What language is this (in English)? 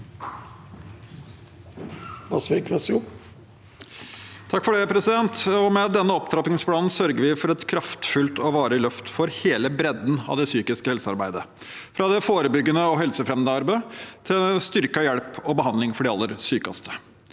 Norwegian